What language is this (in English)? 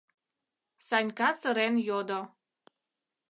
Mari